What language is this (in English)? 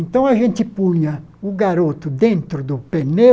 Portuguese